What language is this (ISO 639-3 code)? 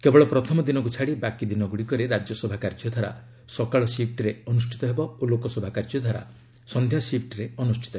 ori